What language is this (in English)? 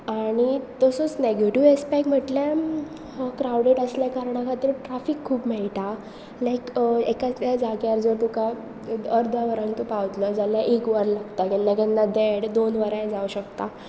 Konkani